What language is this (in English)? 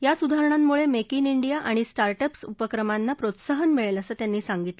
Marathi